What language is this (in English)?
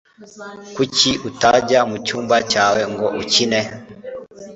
Kinyarwanda